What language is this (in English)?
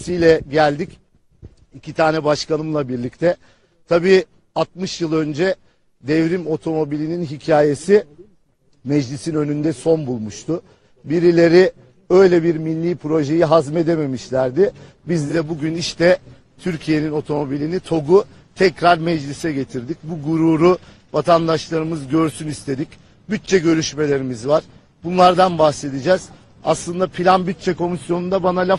Turkish